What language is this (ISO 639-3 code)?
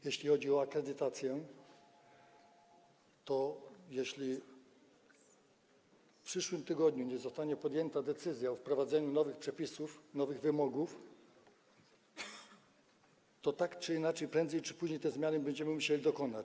pol